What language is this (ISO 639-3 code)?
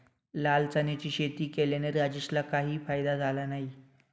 mar